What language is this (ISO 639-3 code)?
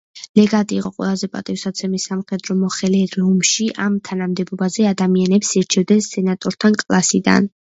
kat